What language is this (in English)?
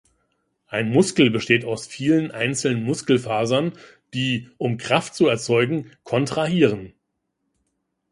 German